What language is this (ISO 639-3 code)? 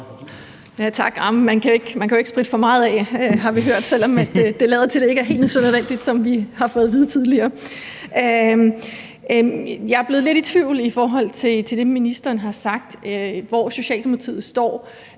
dan